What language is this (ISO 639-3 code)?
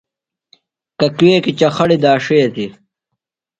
phl